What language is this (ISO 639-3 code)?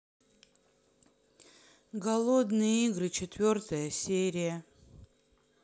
rus